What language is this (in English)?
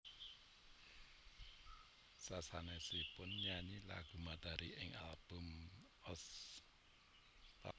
Javanese